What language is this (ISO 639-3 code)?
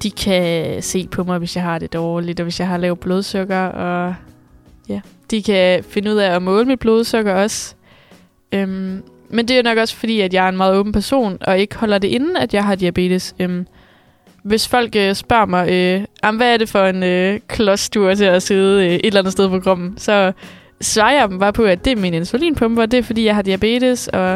dan